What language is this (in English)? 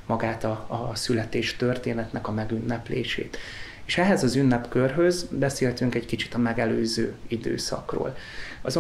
Hungarian